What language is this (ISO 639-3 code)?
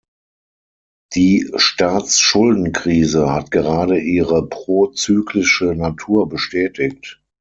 deu